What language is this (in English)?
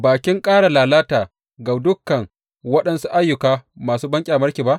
Hausa